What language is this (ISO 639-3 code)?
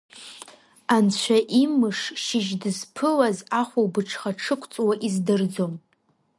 abk